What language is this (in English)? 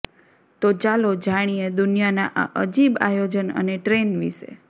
Gujarati